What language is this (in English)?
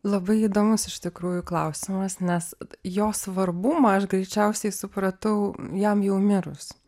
Lithuanian